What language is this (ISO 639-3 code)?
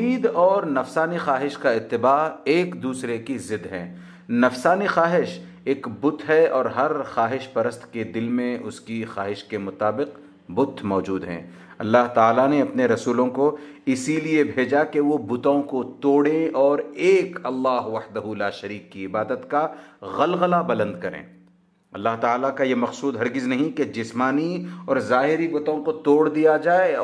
hin